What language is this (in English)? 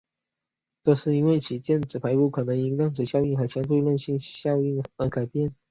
Chinese